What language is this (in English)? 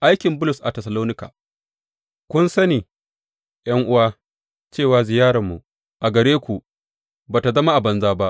Hausa